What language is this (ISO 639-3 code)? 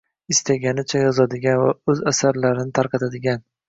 uzb